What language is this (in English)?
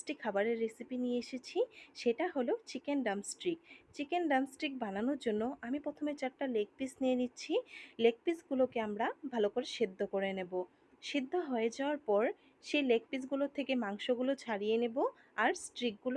Bangla